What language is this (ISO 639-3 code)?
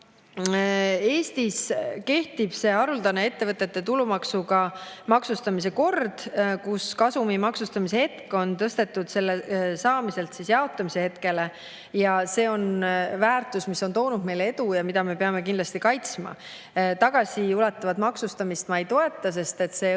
est